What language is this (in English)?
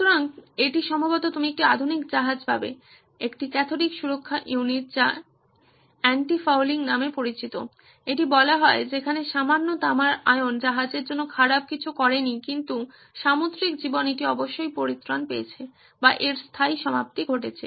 Bangla